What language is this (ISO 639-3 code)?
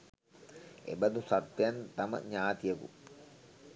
sin